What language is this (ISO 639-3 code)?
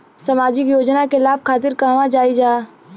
bho